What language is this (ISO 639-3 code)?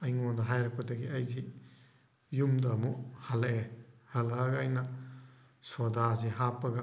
mni